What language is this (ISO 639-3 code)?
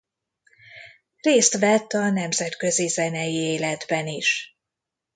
hun